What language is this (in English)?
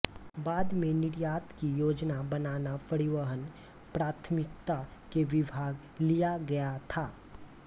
Hindi